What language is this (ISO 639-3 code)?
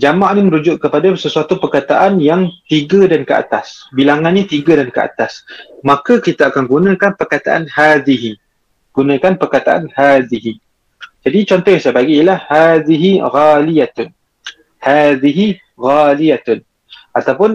msa